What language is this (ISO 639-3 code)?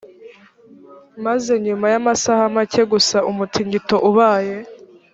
kin